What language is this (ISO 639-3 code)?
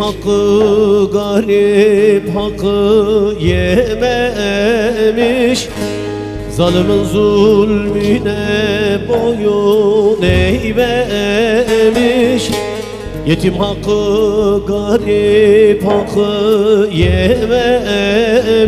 tur